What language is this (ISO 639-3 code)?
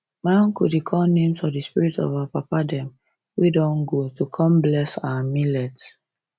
pcm